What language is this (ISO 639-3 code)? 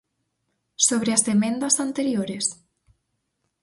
glg